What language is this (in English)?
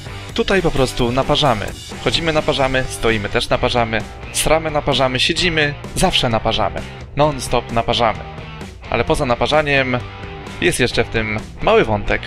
Polish